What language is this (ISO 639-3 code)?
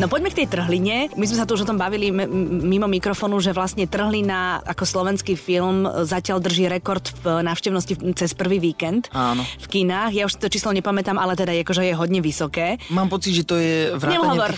slk